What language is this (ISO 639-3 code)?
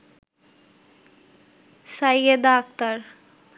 ben